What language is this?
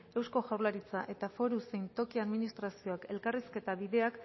Basque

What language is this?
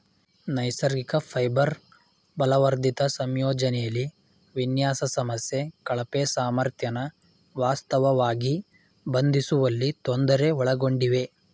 Kannada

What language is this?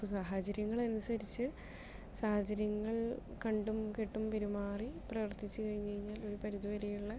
Malayalam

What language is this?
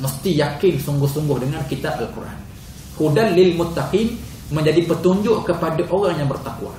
Malay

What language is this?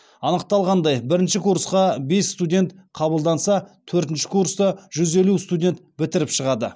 Kazakh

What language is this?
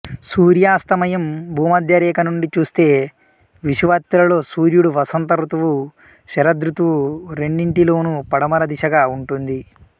Telugu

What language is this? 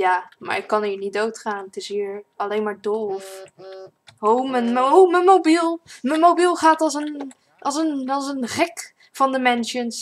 Dutch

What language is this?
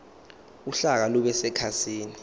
Zulu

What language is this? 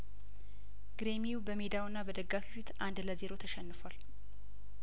Amharic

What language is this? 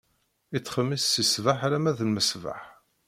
Kabyle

